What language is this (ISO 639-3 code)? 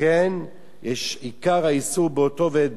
heb